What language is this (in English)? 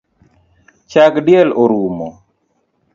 Luo (Kenya and Tanzania)